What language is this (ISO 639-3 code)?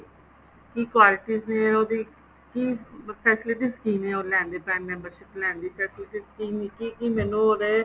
pan